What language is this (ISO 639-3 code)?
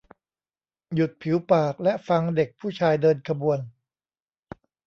tha